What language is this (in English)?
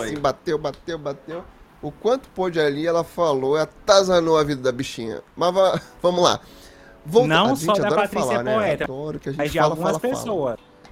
Portuguese